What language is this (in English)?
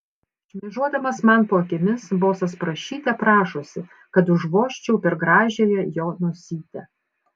Lithuanian